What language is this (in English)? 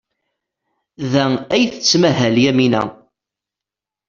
Kabyle